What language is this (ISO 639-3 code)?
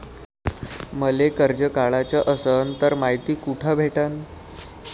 mar